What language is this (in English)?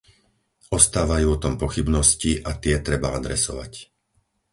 Slovak